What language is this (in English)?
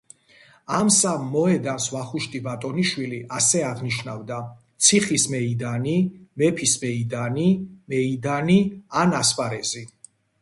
Georgian